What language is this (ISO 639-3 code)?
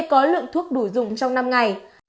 vie